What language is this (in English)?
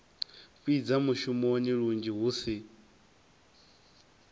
Venda